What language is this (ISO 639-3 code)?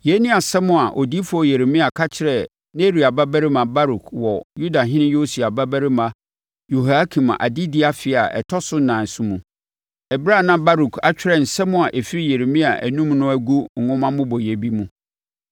aka